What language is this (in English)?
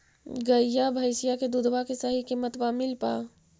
Magahi